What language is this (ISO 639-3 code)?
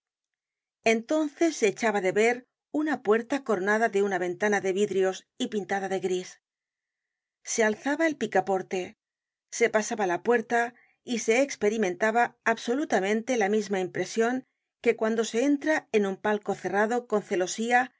spa